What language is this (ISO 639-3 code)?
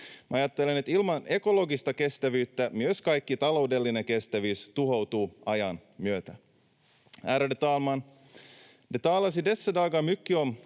fin